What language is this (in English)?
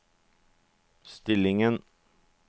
Norwegian